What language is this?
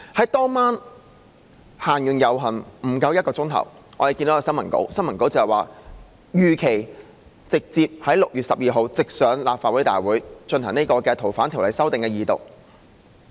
Cantonese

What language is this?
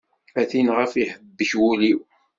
Kabyle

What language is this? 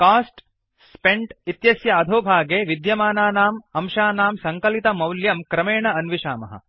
Sanskrit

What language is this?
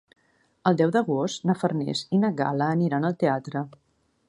Catalan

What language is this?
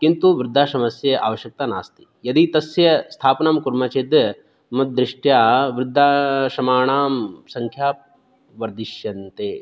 Sanskrit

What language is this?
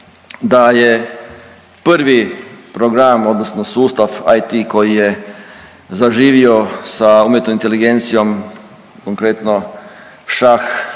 Croatian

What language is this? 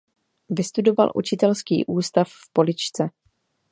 Czech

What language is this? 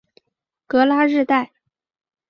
Chinese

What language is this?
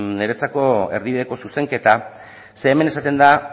Basque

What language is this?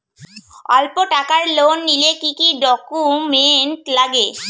Bangla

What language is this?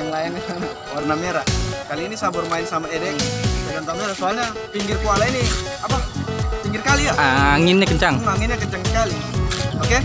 Indonesian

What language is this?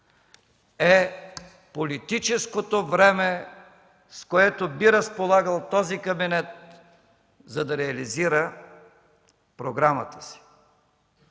Bulgarian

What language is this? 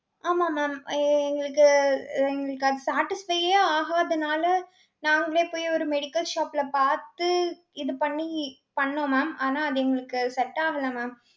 Tamil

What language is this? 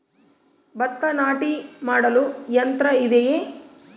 Kannada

